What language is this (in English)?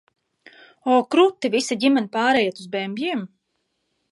Latvian